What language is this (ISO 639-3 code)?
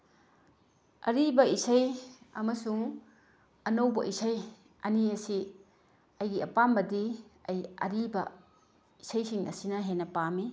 mni